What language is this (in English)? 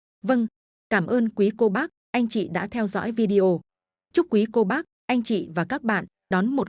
Vietnamese